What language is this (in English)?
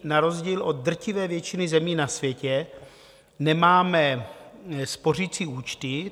Czech